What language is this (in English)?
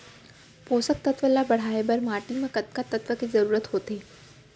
Chhattisgarhi